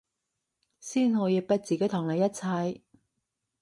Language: Cantonese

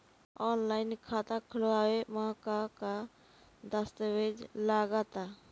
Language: Bhojpuri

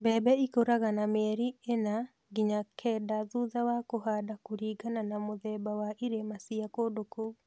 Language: Kikuyu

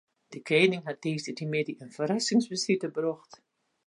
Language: Western Frisian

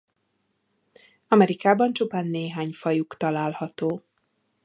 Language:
Hungarian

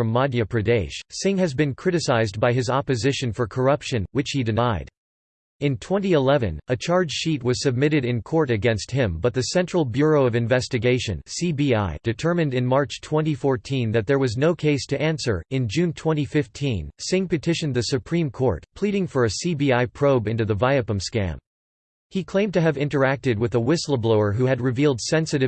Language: English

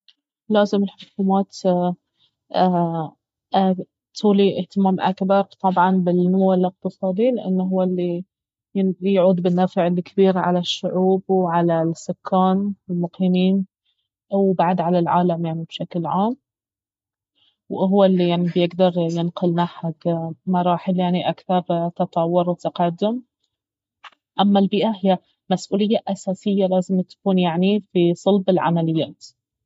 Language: Baharna Arabic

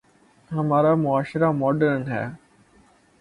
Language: Urdu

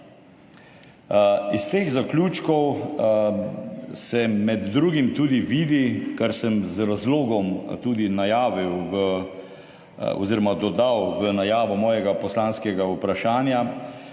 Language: Slovenian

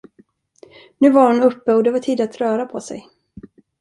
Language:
Swedish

